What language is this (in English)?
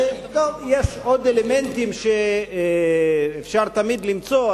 Hebrew